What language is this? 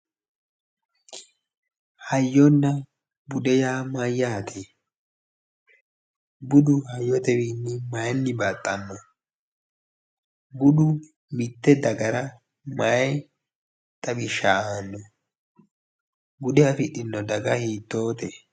Sidamo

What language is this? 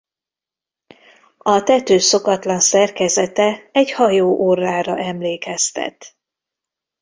Hungarian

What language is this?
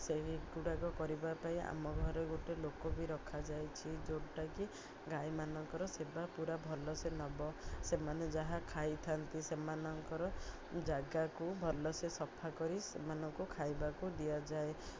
Odia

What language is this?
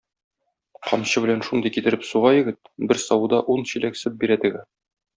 Tatar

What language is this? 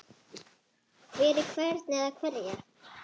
Icelandic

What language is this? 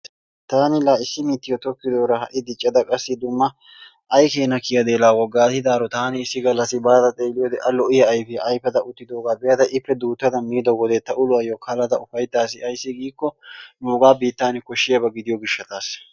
Wolaytta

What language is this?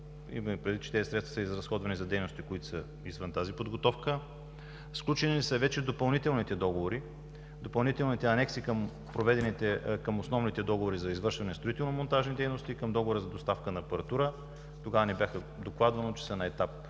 Bulgarian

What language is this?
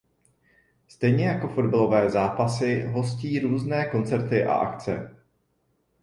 Czech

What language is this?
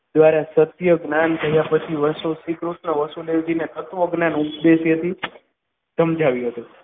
Gujarati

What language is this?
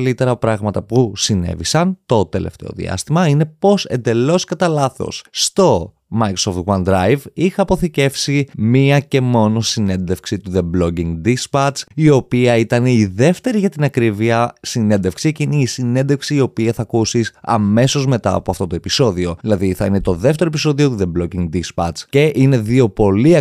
Greek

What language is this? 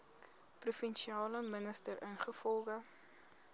Afrikaans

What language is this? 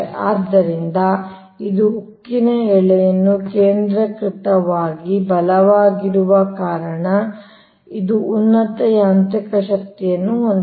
Kannada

